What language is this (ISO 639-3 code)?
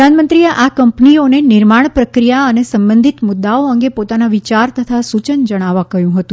guj